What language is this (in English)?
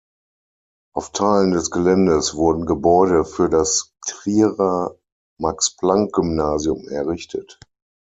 German